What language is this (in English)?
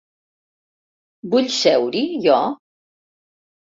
Catalan